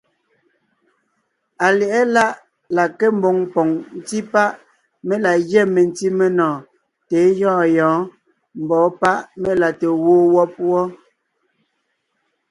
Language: Ngiemboon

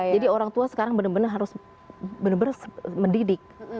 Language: Indonesian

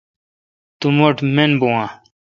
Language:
Kalkoti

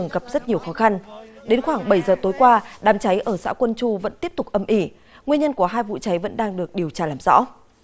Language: Vietnamese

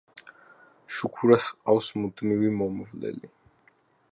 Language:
Georgian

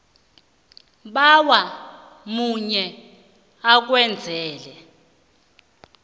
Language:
South Ndebele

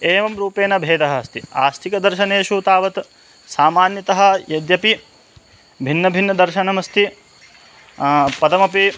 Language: Sanskrit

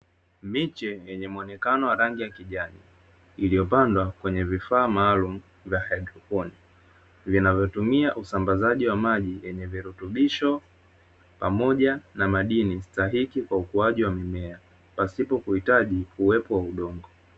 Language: Swahili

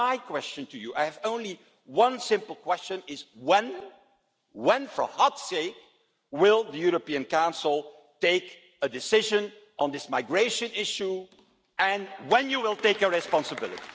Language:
English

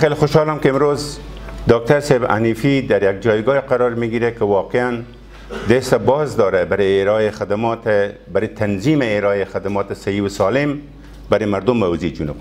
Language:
Persian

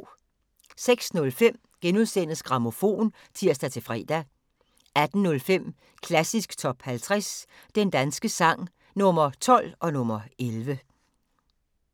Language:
Danish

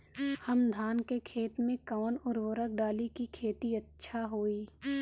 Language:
Bhojpuri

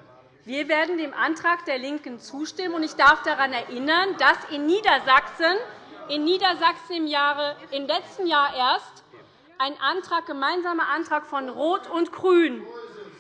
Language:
German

